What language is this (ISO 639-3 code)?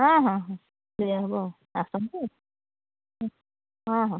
ori